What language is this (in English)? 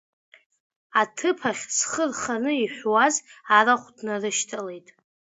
Abkhazian